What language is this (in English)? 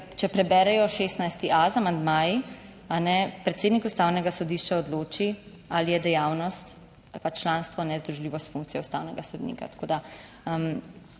Slovenian